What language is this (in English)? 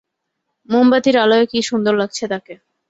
Bangla